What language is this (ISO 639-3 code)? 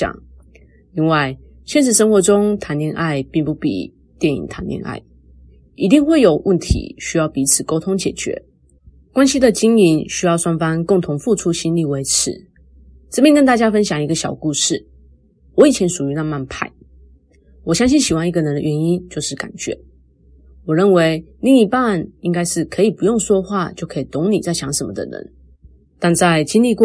zho